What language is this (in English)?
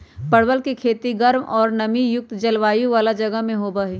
Magahi